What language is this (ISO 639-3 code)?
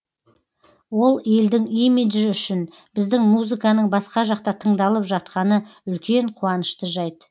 kaz